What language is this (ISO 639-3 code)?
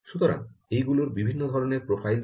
ben